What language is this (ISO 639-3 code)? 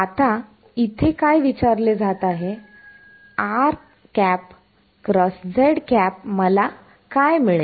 mar